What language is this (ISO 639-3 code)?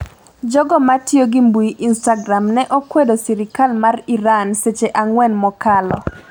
luo